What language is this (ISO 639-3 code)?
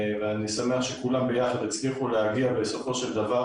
heb